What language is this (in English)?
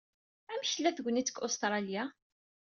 Kabyle